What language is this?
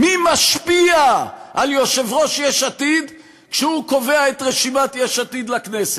Hebrew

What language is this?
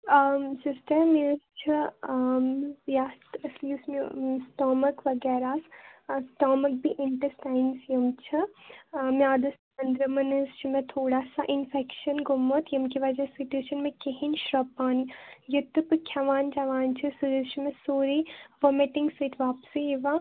Kashmiri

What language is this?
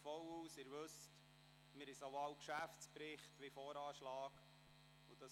Swiss German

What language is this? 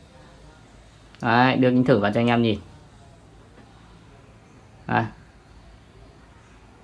Vietnamese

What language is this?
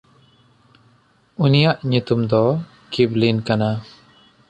Santali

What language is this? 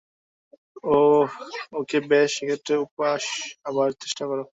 Bangla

